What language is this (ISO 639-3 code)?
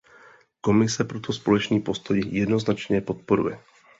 ces